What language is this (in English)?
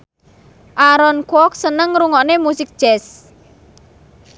Javanese